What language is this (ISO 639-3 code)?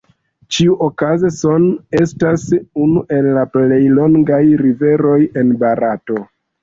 epo